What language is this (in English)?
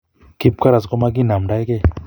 Kalenjin